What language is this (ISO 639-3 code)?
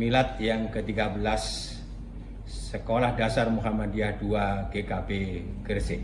ind